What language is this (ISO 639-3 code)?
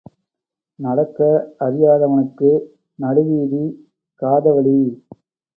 tam